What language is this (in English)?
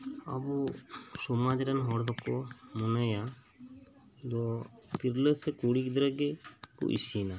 Santali